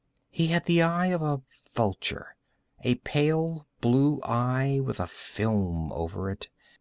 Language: English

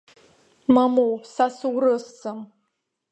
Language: Abkhazian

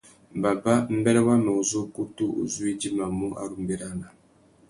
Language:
Tuki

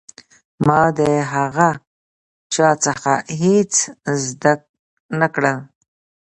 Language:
Pashto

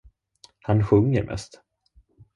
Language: Swedish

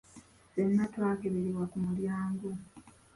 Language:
Ganda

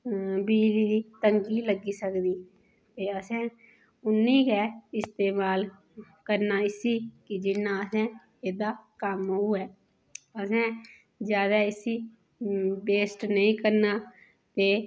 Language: Dogri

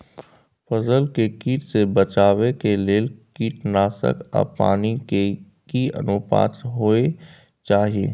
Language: Maithili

